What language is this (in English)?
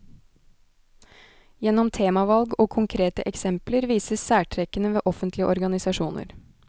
Norwegian